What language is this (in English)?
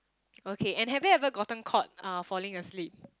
English